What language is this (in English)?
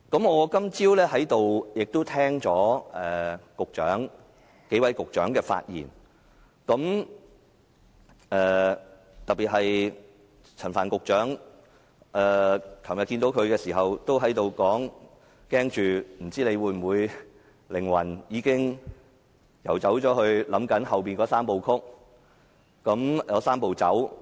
Cantonese